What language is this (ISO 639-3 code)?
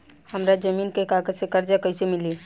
bho